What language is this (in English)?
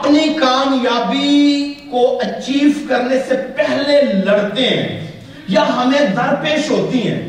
Urdu